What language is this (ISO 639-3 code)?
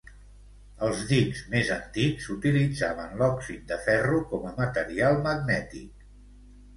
cat